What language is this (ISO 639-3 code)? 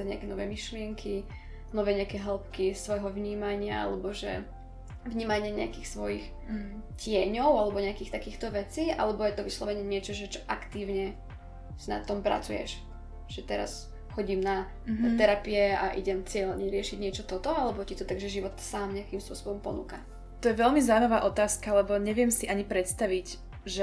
slk